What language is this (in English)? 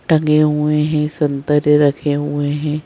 Hindi